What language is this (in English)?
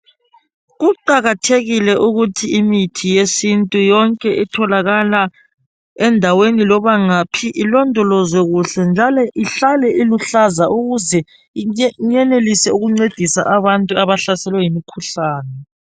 North Ndebele